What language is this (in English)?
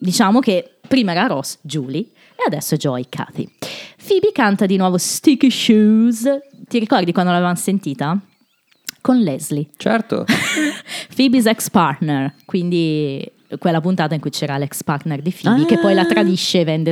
Italian